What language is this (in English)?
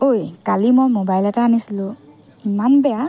Assamese